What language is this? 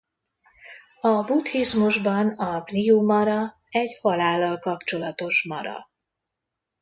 Hungarian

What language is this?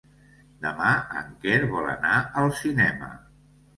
Catalan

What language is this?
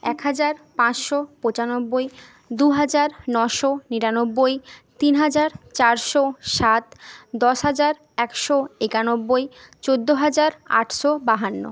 Bangla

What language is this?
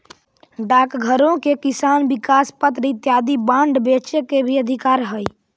Magahi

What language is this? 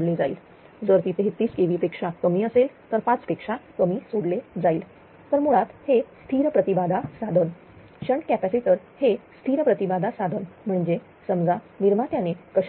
Marathi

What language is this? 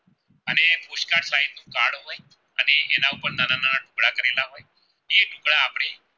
Gujarati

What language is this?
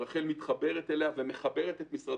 Hebrew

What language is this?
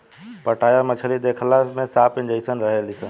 Bhojpuri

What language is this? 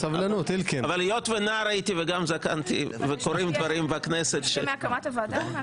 Hebrew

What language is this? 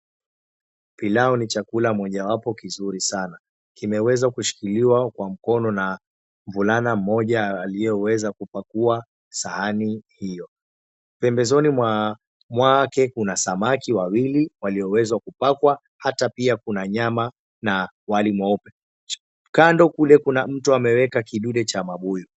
Swahili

